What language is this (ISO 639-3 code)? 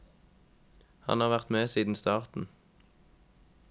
nor